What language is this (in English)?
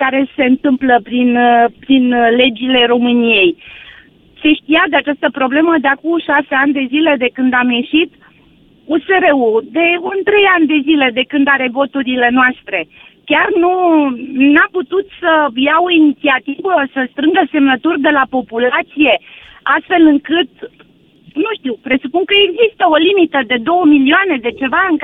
Romanian